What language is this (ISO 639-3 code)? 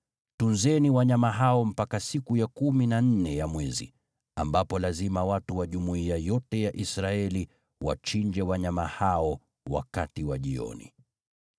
swa